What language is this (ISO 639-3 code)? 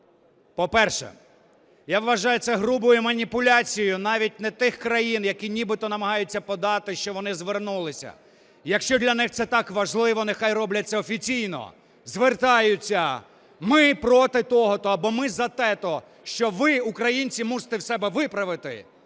ukr